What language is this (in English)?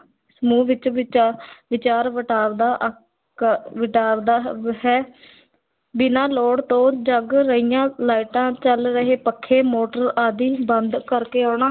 Punjabi